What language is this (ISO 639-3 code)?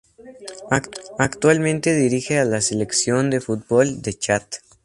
spa